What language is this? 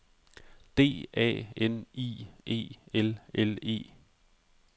Danish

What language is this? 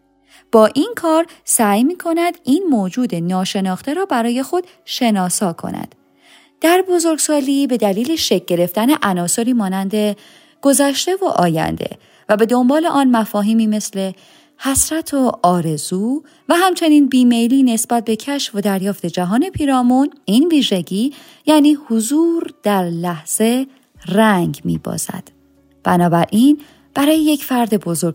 Persian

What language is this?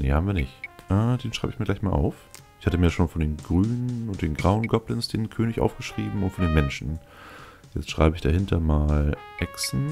German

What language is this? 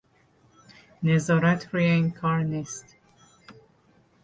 Persian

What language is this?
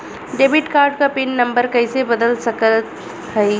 Bhojpuri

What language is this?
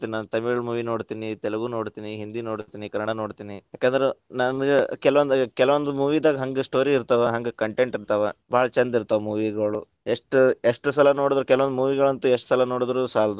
Kannada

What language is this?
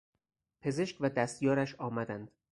Persian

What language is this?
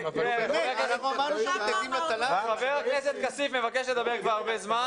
Hebrew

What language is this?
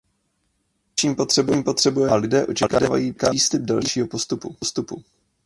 Czech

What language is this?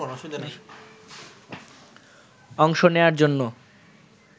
Bangla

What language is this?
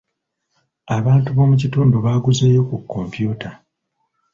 Ganda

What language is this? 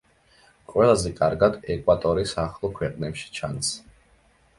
Georgian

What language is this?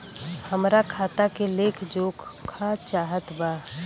Bhojpuri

